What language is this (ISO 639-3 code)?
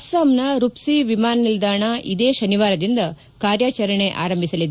kan